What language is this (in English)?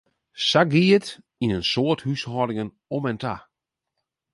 Western Frisian